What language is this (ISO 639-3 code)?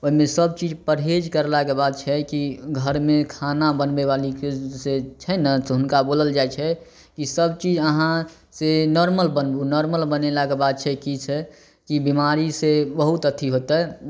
mai